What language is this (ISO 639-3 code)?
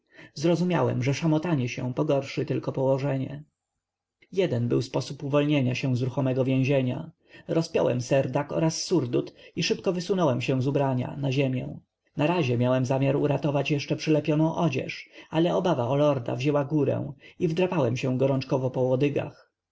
pol